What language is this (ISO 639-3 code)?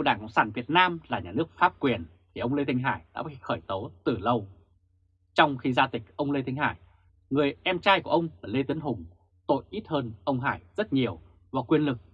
vie